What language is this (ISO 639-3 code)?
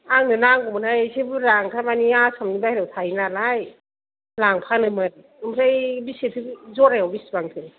brx